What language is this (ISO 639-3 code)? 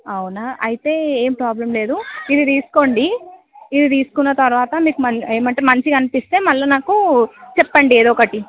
tel